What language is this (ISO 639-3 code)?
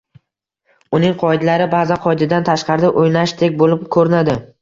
uzb